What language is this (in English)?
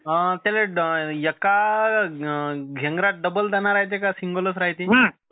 Marathi